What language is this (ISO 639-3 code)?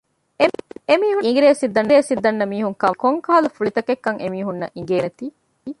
div